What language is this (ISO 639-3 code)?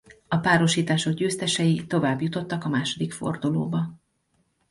hun